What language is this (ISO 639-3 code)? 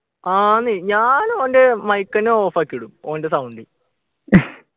mal